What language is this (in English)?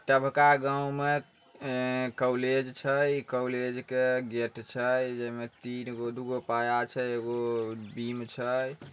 Magahi